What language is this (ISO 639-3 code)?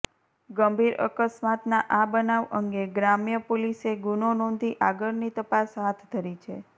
guj